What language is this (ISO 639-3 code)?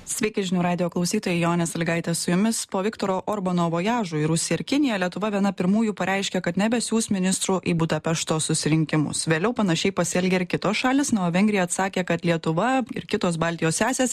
lit